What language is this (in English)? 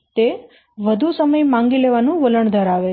Gujarati